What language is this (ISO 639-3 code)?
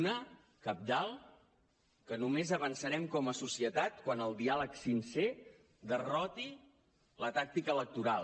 cat